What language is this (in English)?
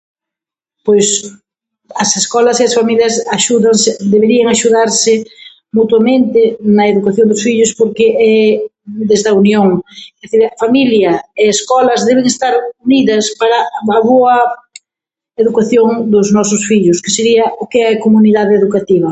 Galician